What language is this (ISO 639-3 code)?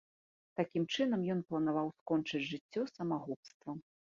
bel